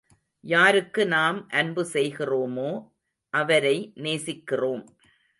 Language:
Tamil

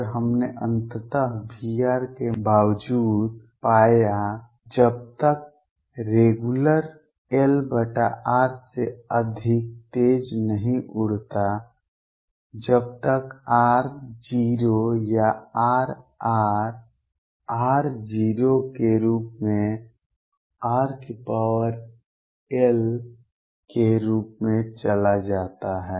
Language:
Hindi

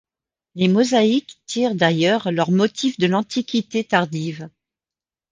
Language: French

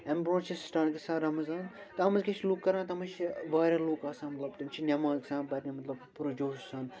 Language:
Kashmiri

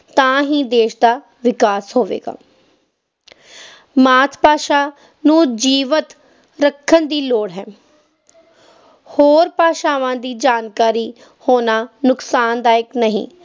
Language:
Punjabi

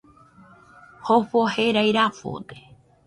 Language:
Nüpode Huitoto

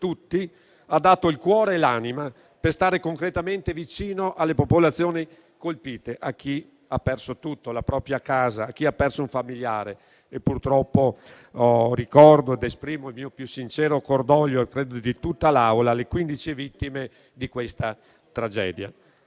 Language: Italian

